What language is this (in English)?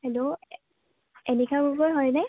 Assamese